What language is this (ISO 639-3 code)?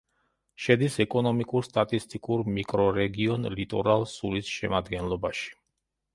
kat